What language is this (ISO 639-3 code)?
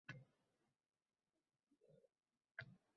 uzb